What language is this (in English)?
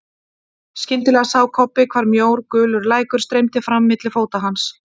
Icelandic